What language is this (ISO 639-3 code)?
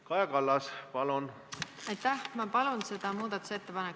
est